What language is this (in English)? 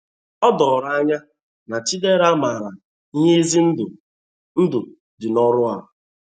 Igbo